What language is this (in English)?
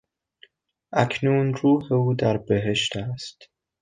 Persian